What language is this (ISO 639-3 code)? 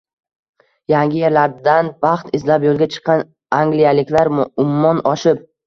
uzb